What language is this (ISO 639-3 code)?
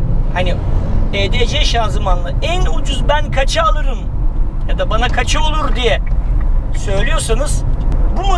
tur